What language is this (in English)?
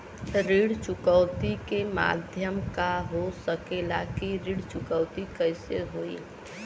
Bhojpuri